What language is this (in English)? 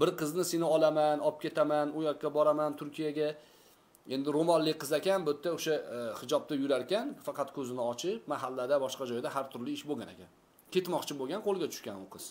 Turkish